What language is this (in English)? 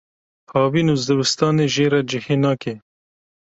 Kurdish